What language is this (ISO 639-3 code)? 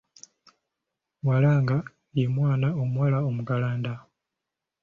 lug